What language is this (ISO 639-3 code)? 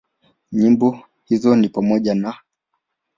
swa